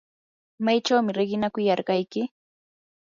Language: Yanahuanca Pasco Quechua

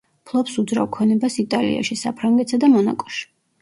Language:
Georgian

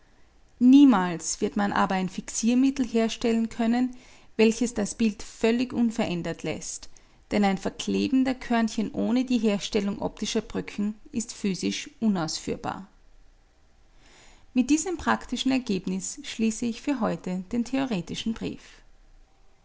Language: German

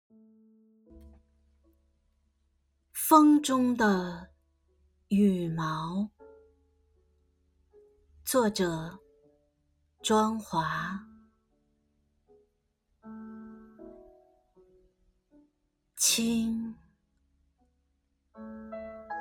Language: Chinese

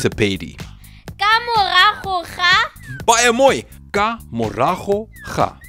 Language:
Dutch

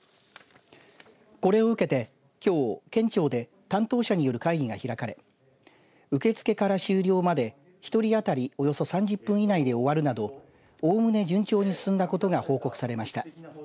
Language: Japanese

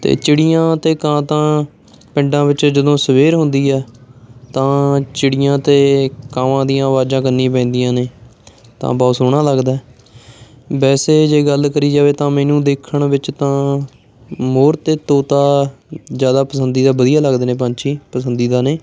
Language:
Punjabi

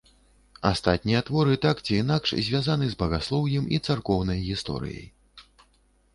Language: Belarusian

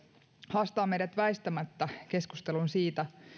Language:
Finnish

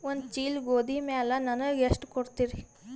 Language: Kannada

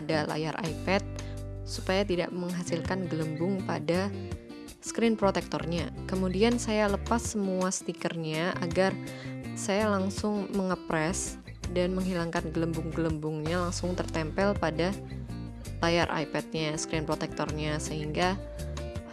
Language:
Indonesian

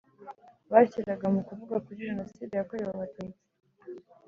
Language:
Kinyarwanda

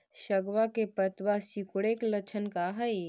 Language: Magahi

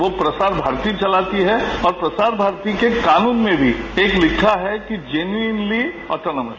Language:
Hindi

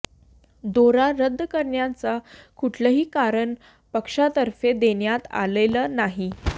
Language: Marathi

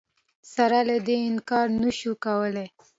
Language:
Pashto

